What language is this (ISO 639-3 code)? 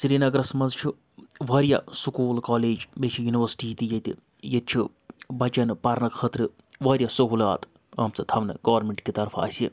kas